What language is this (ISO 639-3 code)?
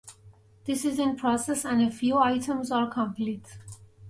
eng